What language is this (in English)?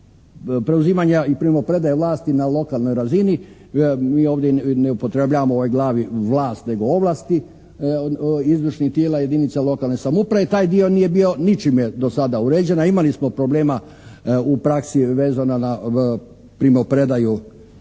Croatian